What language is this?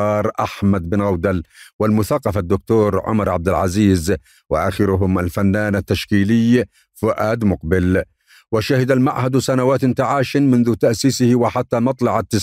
Arabic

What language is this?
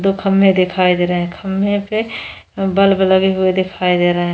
Hindi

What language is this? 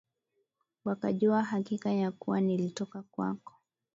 Swahili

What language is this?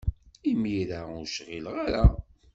Kabyle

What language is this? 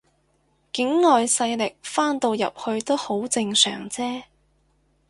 Cantonese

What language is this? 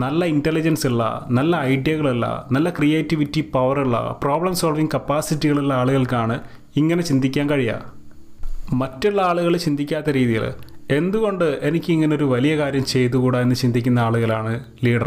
Malayalam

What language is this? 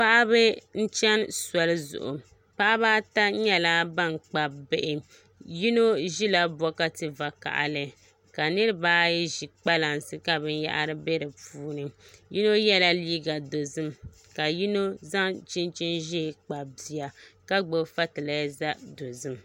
Dagbani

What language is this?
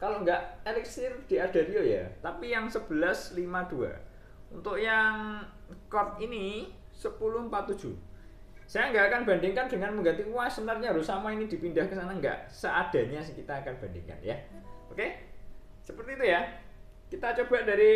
Indonesian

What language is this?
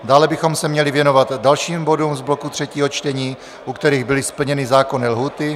Czech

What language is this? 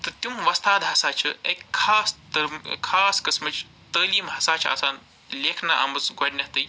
Kashmiri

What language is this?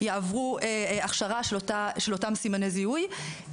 Hebrew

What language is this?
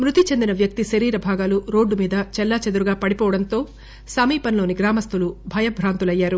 Telugu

